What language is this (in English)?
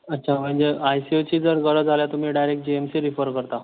Konkani